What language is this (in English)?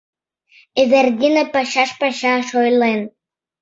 Mari